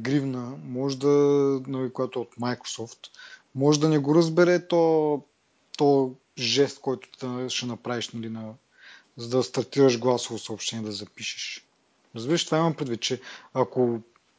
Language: Bulgarian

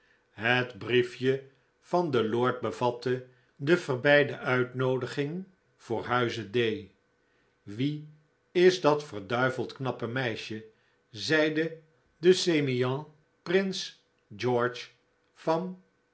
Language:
Dutch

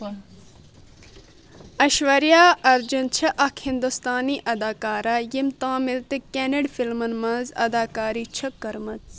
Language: Kashmiri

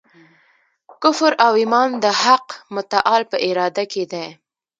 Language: Pashto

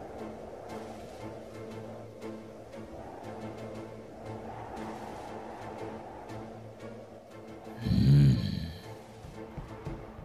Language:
Thai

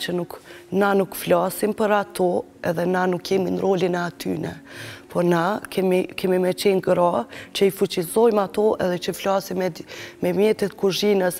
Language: Romanian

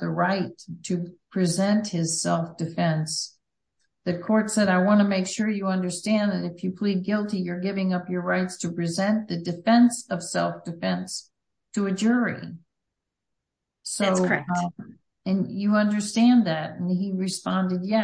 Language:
English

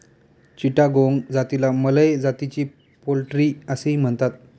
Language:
Marathi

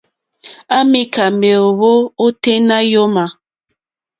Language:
Mokpwe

